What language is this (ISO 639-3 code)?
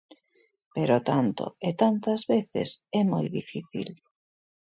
glg